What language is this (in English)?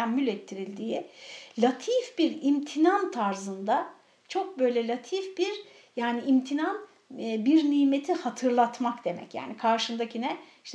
Turkish